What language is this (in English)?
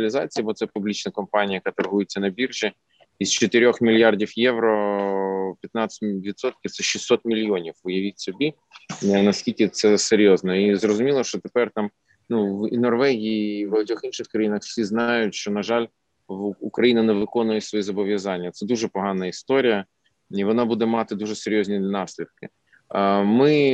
Ukrainian